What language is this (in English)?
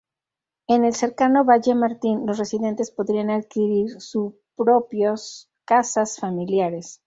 Spanish